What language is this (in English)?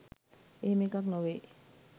Sinhala